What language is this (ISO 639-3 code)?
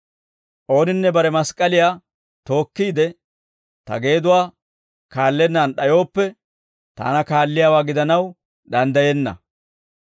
dwr